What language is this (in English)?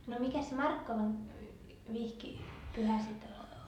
Finnish